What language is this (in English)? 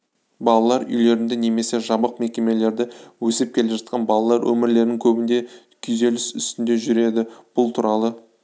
Kazakh